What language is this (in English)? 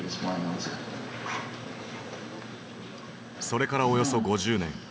Japanese